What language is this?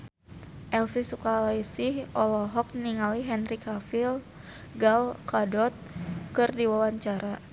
Sundanese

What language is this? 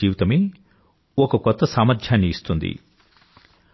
Telugu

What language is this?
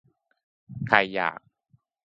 Thai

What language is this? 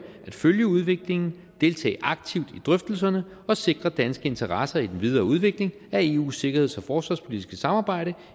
Danish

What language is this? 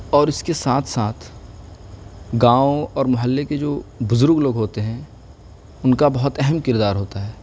Urdu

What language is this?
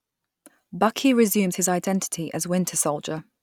English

